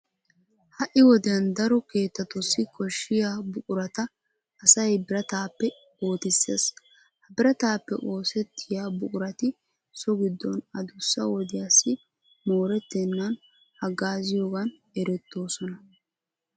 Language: Wolaytta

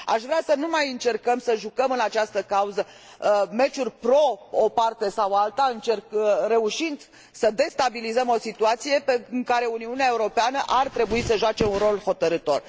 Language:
Romanian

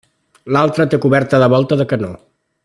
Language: Catalan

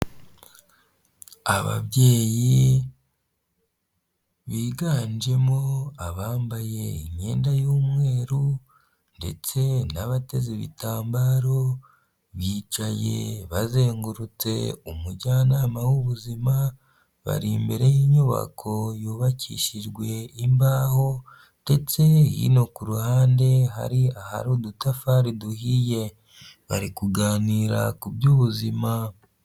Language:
Kinyarwanda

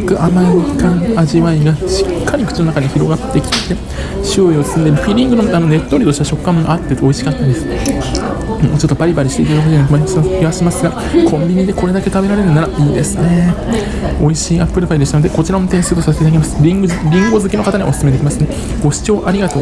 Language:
Japanese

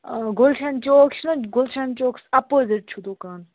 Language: Kashmiri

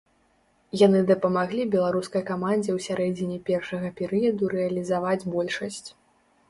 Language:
Belarusian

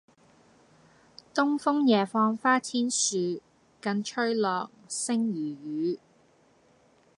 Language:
Cantonese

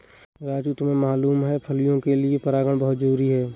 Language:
Hindi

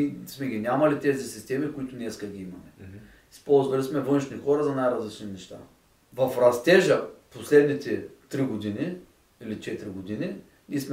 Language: Bulgarian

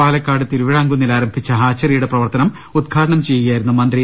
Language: Malayalam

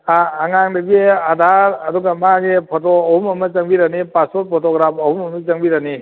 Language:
Manipuri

